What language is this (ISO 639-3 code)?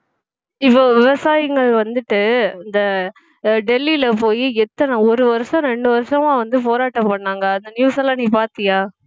tam